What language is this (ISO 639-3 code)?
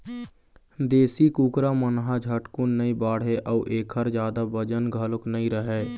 hne